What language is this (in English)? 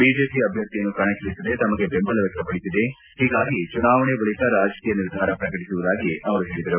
Kannada